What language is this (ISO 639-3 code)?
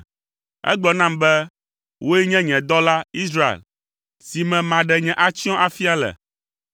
ewe